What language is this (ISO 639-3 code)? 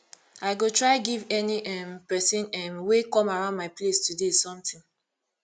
pcm